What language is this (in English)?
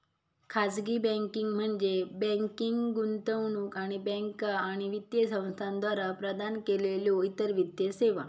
Marathi